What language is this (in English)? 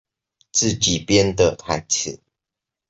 Chinese